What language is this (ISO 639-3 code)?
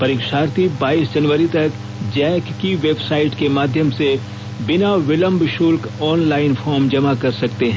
hin